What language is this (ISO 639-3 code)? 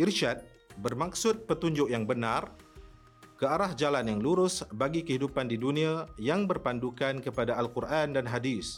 msa